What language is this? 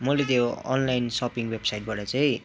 Nepali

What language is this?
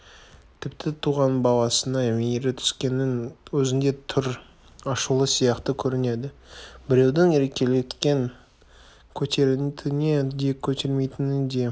Kazakh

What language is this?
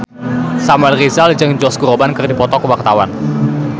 Sundanese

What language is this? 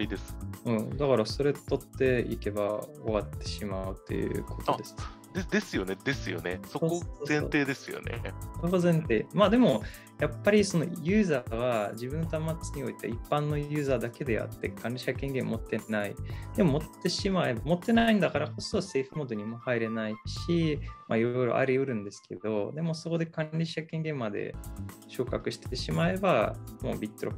Japanese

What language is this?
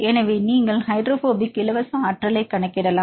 Tamil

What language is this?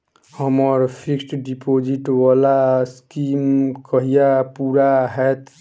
Maithili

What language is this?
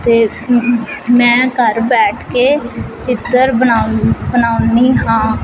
Punjabi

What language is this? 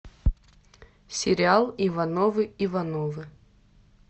Russian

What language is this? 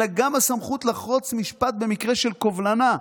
Hebrew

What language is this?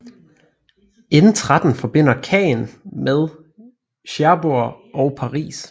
Danish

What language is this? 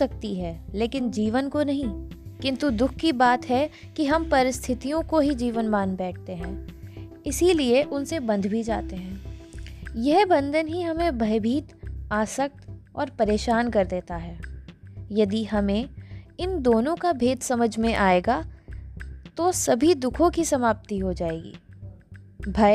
Hindi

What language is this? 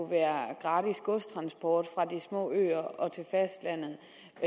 Danish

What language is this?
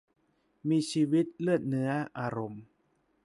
Thai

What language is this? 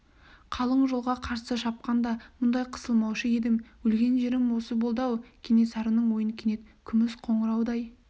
Kazakh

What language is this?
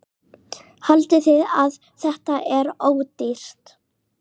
Icelandic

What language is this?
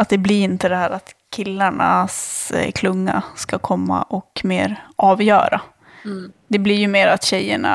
Swedish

